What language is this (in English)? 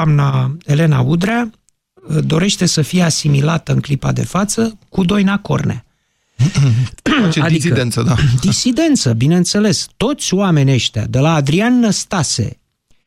Romanian